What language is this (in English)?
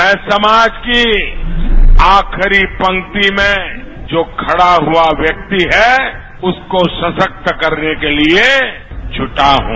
Hindi